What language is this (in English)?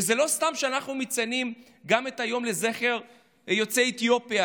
Hebrew